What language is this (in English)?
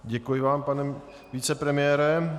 Czech